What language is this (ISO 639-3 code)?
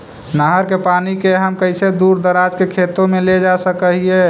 mag